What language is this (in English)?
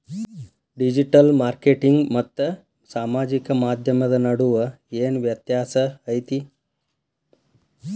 Kannada